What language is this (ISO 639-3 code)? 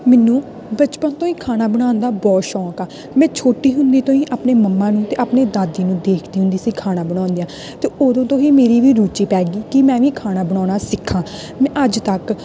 pan